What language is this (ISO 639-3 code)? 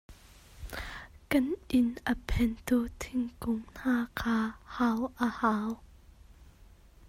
cnh